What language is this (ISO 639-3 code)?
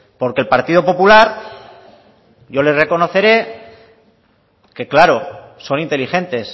spa